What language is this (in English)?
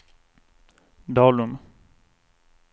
Swedish